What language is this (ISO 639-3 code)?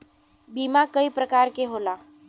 bho